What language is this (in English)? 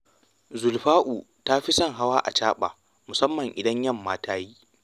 Hausa